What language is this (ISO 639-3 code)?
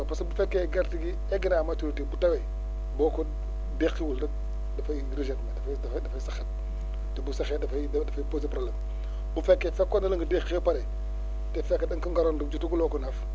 wol